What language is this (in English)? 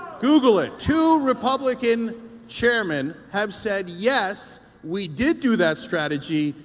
English